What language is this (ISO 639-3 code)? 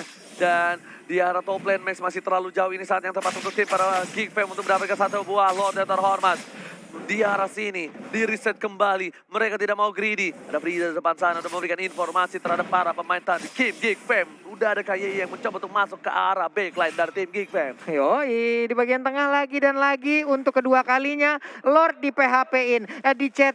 ind